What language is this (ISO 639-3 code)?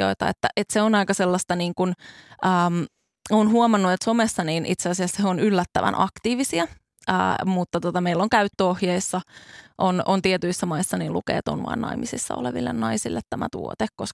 fin